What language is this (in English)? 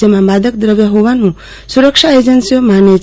Gujarati